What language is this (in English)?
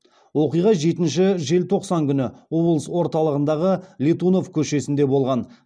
Kazakh